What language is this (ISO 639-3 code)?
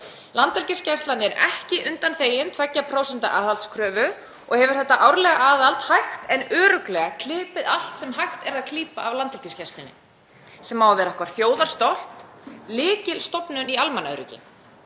isl